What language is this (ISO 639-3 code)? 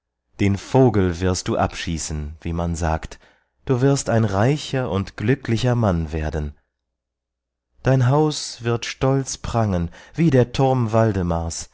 deu